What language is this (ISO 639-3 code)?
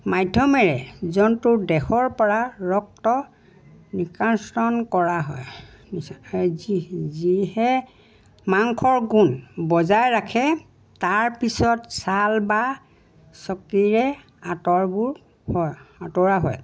asm